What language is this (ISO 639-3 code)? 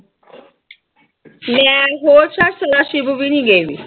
pan